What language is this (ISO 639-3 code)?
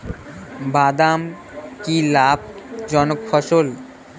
ben